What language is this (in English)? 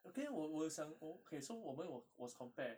English